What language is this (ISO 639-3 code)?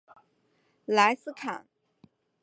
zho